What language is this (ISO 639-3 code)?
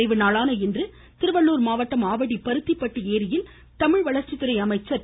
tam